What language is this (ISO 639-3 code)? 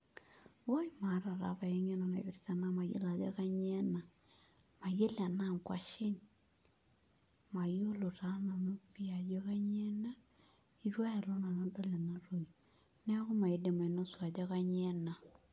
mas